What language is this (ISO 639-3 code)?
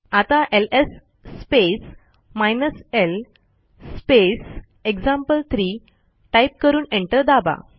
mar